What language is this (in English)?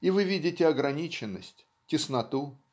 Russian